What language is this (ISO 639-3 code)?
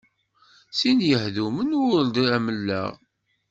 kab